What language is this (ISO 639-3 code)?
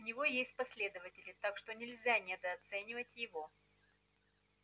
rus